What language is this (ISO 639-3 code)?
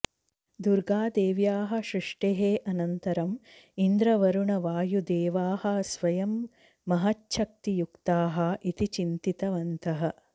san